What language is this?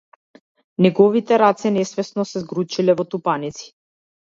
Macedonian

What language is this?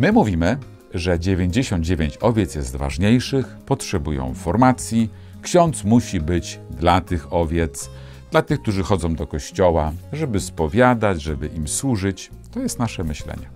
Polish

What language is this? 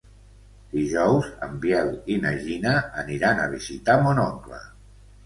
Catalan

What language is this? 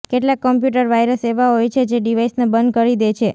Gujarati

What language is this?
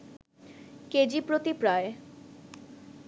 Bangla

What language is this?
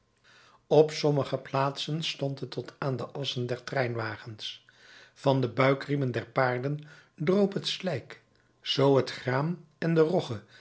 Dutch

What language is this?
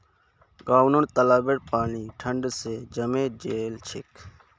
Magahi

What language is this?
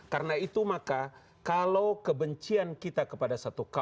Indonesian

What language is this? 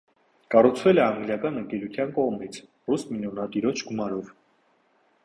Armenian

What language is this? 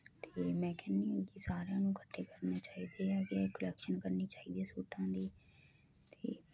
Punjabi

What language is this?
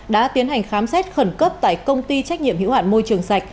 Vietnamese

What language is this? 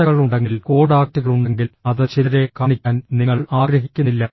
Malayalam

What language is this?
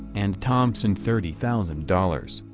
English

